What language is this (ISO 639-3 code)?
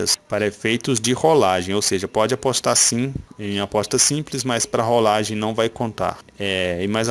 por